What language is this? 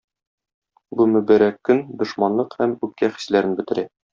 Tatar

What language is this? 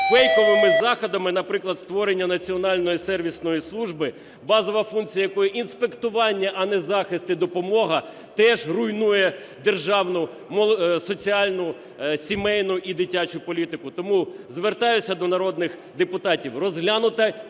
Ukrainian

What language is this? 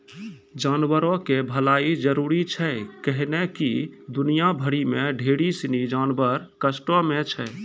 Maithili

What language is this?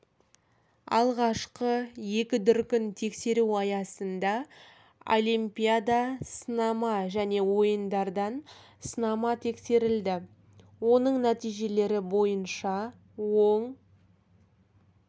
Kazakh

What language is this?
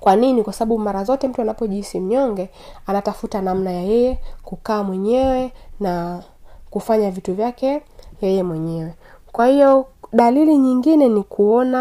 Swahili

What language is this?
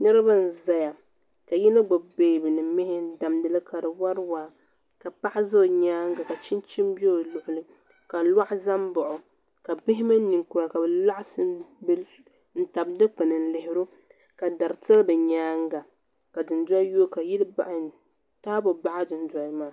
Dagbani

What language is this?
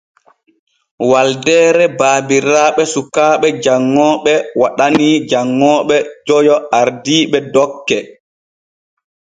Borgu Fulfulde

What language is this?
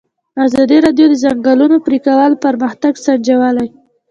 Pashto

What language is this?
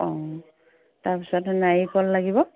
Assamese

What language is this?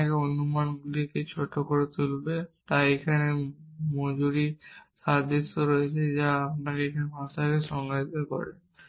Bangla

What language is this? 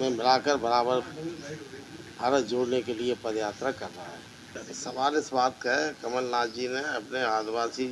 Hindi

